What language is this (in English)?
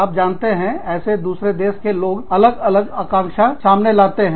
Hindi